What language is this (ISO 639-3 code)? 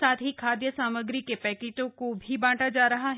hin